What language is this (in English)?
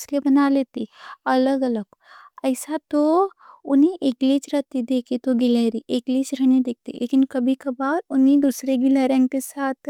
Deccan